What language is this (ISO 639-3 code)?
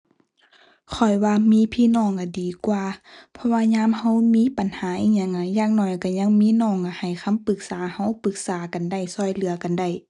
tha